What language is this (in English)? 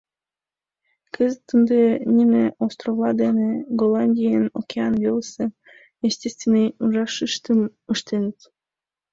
Mari